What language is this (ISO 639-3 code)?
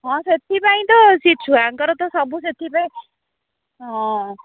ori